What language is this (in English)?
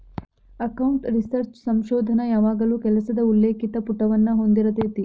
Kannada